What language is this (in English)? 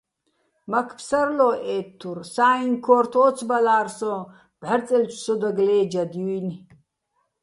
Bats